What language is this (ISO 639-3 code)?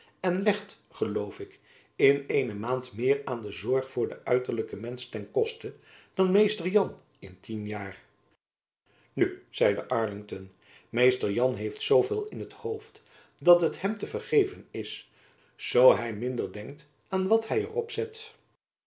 nld